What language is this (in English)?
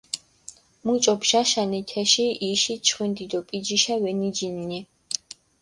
Mingrelian